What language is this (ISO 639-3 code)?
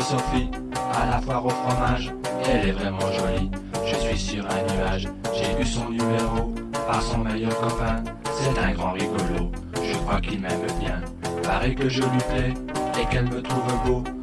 fra